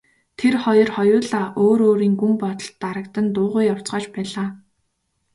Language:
Mongolian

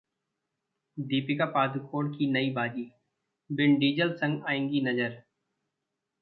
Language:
Hindi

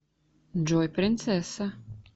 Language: Russian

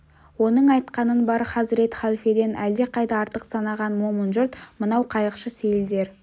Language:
Kazakh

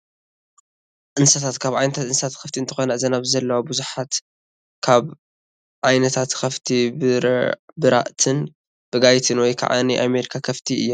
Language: Tigrinya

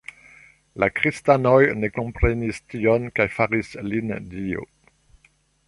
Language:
Esperanto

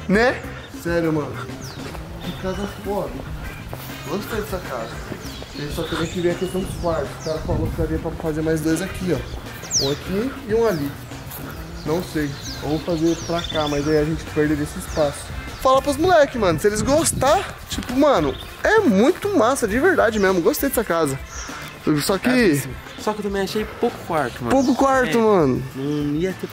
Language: Portuguese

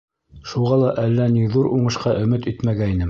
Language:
Bashkir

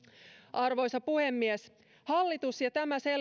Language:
Finnish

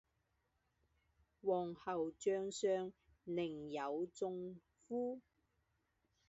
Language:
Chinese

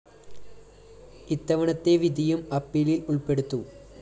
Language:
Malayalam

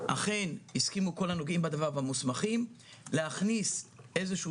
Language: Hebrew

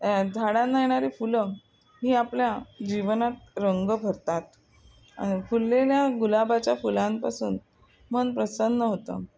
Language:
Marathi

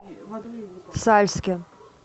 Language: Russian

